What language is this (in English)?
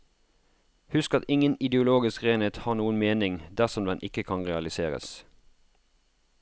Norwegian